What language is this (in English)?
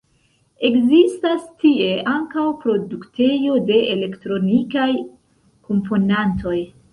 Esperanto